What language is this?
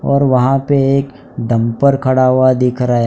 Hindi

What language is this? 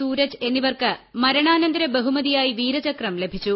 Malayalam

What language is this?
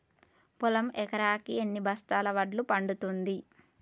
Telugu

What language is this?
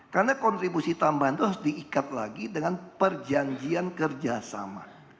Indonesian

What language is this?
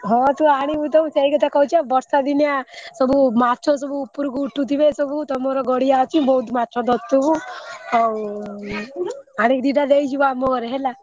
Odia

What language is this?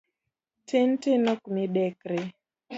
Luo (Kenya and Tanzania)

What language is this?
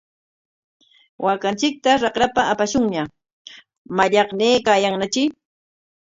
Corongo Ancash Quechua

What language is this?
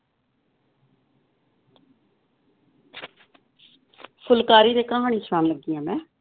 Punjabi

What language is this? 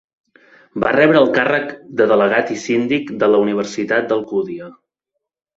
Catalan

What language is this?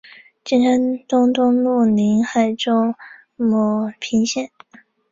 Chinese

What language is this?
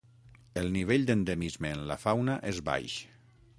Catalan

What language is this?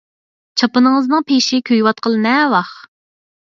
Uyghur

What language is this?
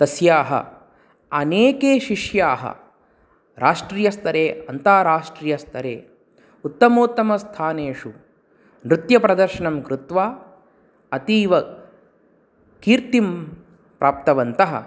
Sanskrit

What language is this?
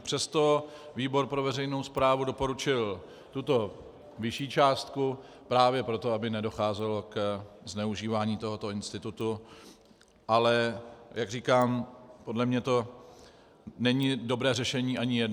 Czech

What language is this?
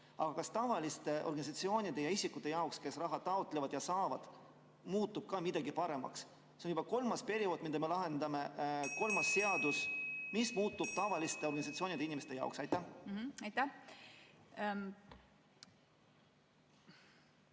Estonian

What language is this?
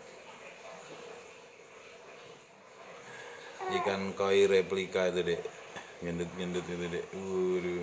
Indonesian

